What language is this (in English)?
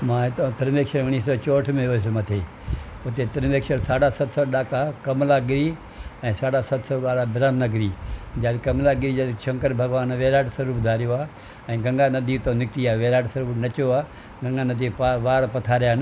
Sindhi